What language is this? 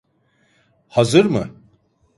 Turkish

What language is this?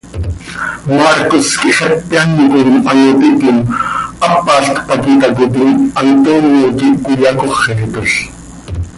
Seri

